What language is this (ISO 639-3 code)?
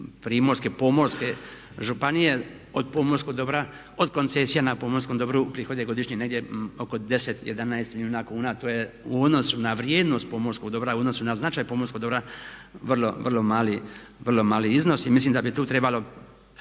hrv